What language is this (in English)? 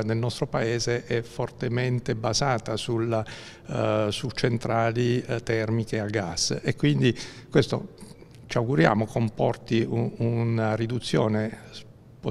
Italian